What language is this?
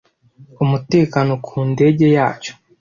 Kinyarwanda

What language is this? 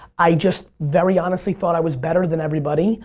English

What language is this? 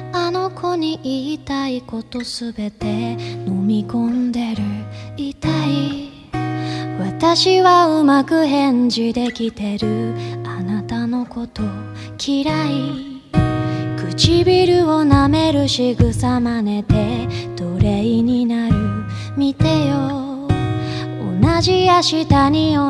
Korean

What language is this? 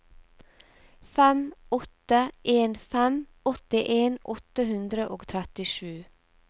Norwegian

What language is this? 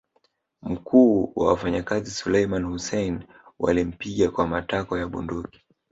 Swahili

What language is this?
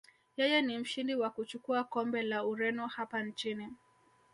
Swahili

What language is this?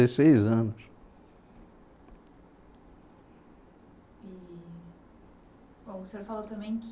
Portuguese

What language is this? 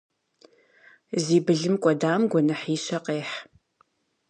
Kabardian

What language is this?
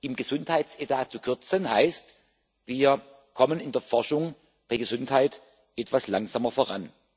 German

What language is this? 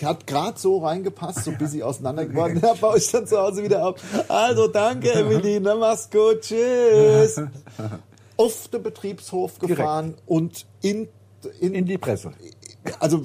German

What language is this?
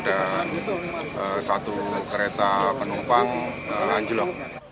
Indonesian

